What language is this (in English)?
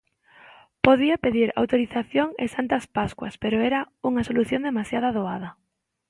Galician